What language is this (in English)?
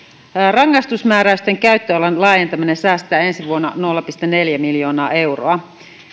Finnish